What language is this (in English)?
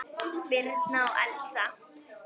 Icelandic